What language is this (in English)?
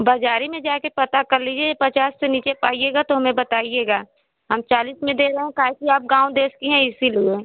Hindi